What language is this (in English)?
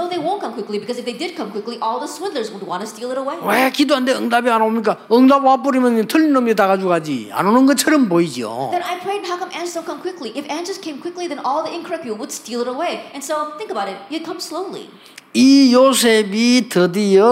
Korean